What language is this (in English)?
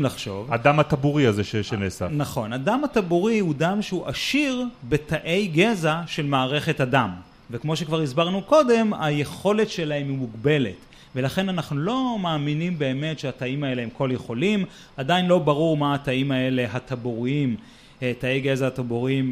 Hebrew